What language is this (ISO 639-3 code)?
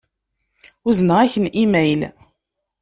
kab